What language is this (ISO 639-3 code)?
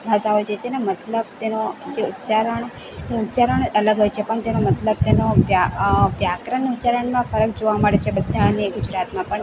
guj